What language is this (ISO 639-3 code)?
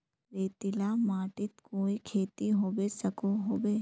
mag